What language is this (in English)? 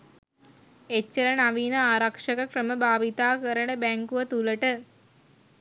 Sinhala